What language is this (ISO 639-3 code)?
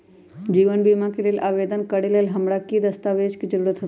mag